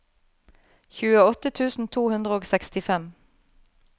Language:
Norwegian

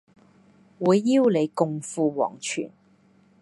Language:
Cantonese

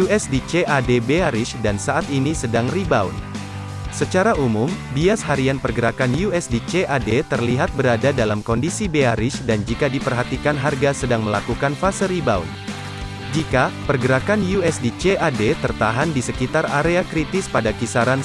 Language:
Indonesian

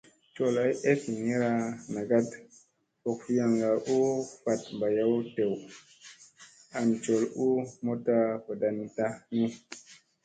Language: Musey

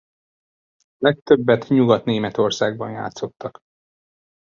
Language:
Hungarian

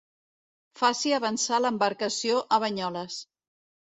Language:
Catalan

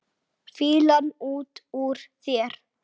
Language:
Icelandic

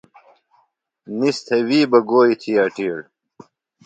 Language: Phalura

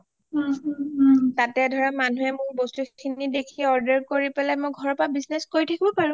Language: Assamese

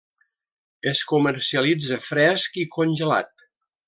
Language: Catalan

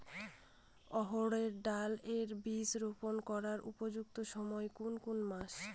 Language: Bangla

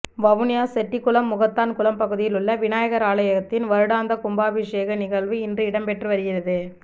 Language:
Tamil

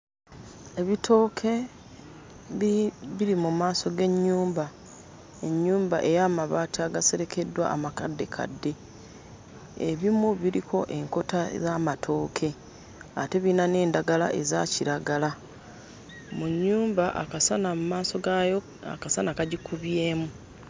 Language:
Ganda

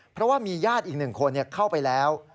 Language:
Thai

